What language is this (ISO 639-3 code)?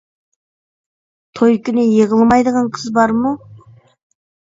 uig